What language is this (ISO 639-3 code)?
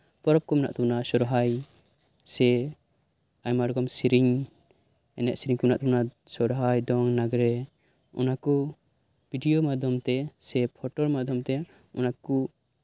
sat